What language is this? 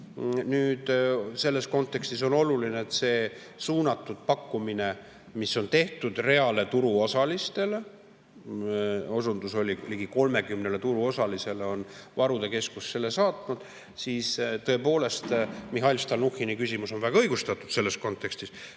Estonian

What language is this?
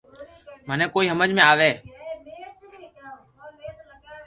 Loarki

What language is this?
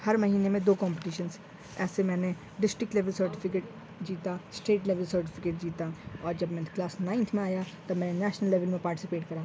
Urdu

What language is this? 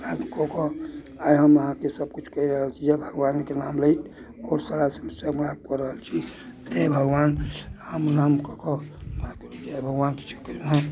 Maithili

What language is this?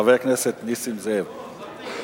Hebrew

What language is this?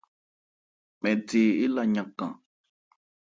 Ebrié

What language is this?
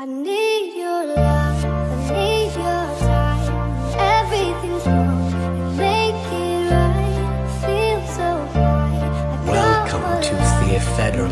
English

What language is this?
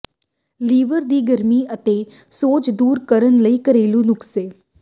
Punjabi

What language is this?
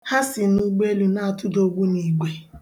Igbo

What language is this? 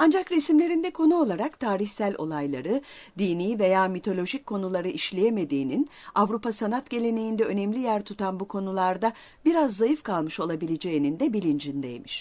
Turkish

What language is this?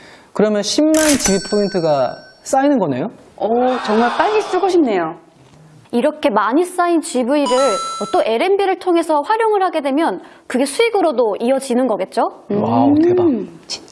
Korean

